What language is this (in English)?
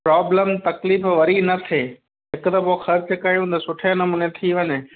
Sindhi